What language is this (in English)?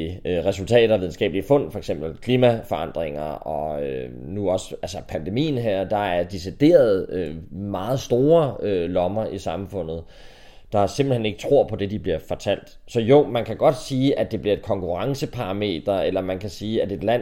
Danish